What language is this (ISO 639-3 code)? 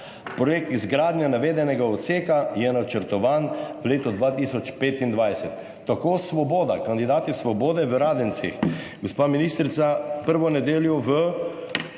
slv